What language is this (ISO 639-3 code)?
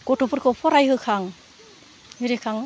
brx